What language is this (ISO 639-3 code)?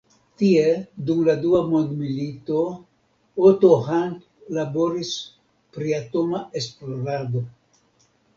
epo